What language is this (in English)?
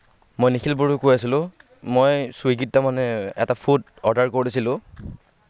Assamese